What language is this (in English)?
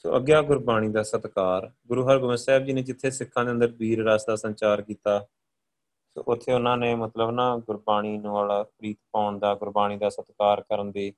Punjabi